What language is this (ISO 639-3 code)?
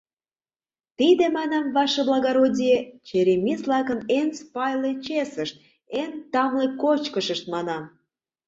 chm